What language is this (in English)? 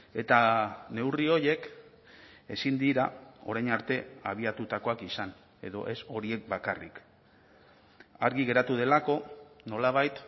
Basque